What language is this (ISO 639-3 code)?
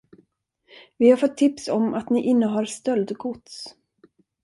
swe